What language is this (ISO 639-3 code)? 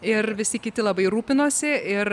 lit